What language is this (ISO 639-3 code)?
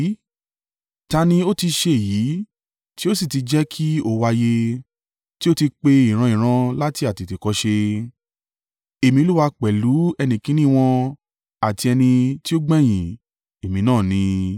yor